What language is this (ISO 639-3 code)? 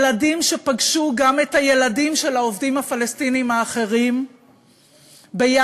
heb